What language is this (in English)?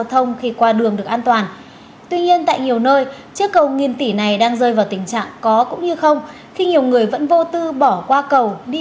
Vietnamese